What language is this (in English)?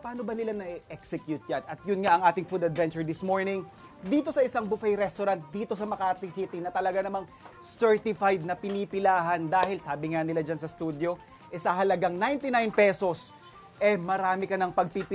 Filipino